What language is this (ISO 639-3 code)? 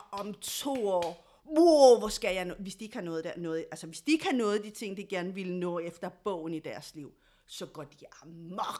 dan